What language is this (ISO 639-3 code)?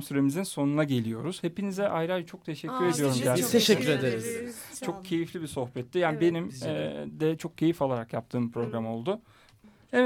tur